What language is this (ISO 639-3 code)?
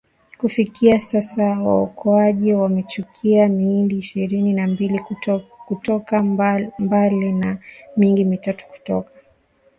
swa